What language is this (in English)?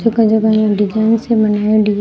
Rajasthani